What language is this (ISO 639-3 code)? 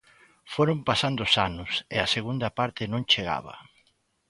glg